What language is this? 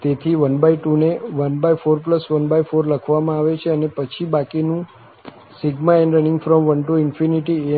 Gujarati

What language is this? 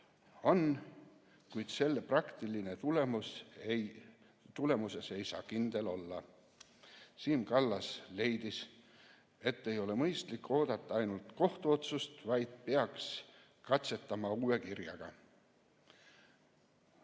Estonian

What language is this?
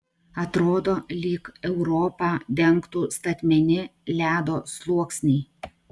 Lithuanian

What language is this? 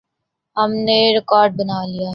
Urdu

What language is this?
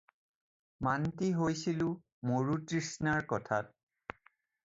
Assamese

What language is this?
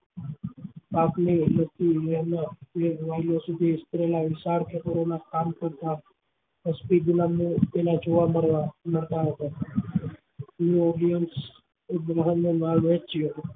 Gujarati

